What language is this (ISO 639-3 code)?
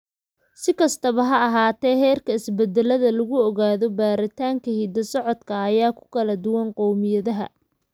som